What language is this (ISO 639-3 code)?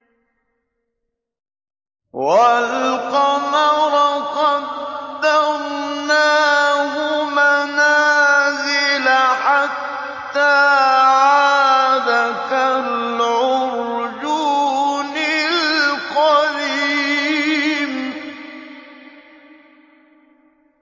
ara